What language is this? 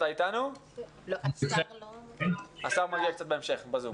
Hebrew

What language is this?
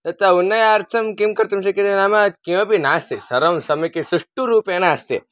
Sanskrit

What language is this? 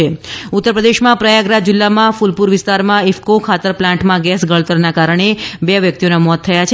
Gujarati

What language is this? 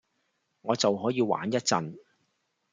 Cantonese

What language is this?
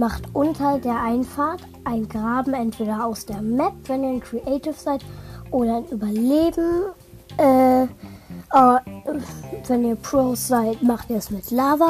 German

